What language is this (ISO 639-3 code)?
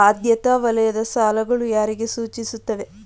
kan